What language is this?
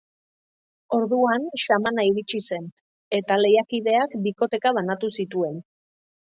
Basque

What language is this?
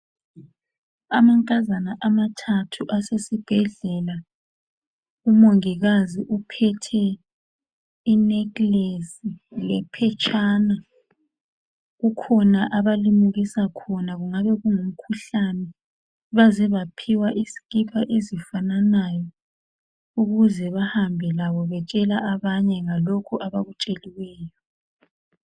North Ndebele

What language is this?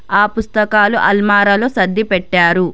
Telugu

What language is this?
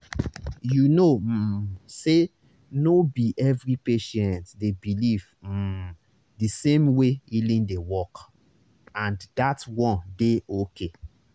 Nigerian Pidgin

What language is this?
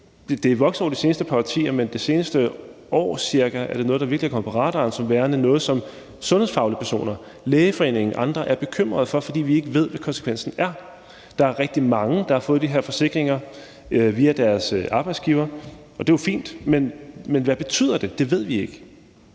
Danish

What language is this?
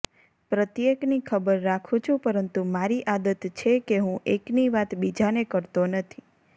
Gujarati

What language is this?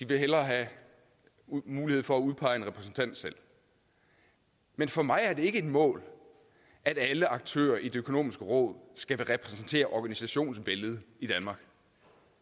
Danish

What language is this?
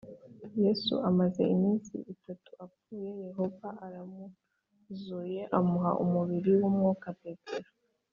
Kinyarwanda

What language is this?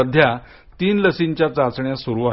Marathi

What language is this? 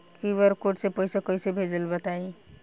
Bhojpuri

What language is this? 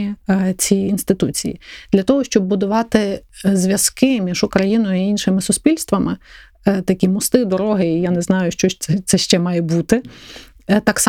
Ukrainian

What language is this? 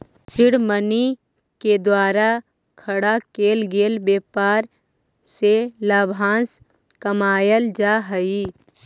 Magahi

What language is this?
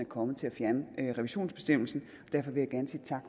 Danish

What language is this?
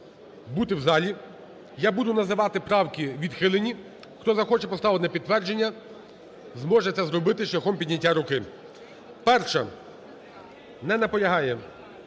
Ukrainian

